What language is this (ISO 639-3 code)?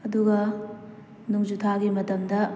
mni